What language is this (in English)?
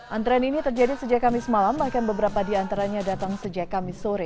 Indonesian